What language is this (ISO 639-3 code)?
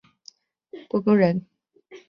zho